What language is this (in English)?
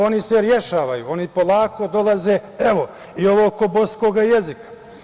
Serbian